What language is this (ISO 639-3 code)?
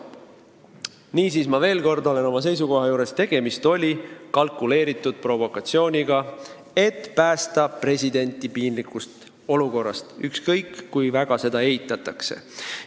est